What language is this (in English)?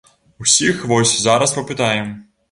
Belarusian